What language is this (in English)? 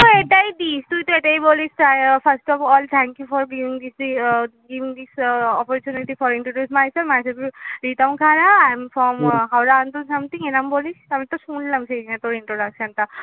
Bangla